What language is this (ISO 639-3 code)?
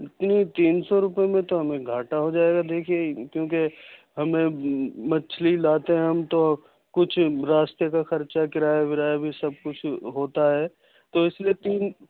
urd